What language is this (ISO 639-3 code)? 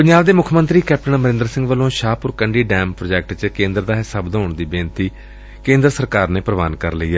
pan